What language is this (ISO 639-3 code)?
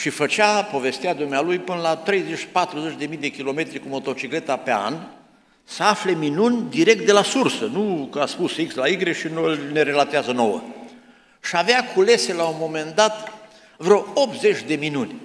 ron